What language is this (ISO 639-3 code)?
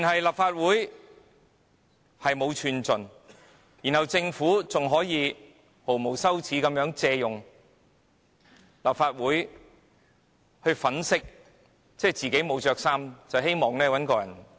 yue